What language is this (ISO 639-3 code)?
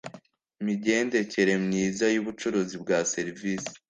kin